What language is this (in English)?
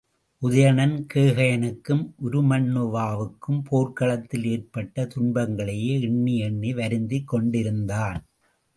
Tamil